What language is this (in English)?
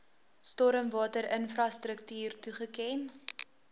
Afrikaans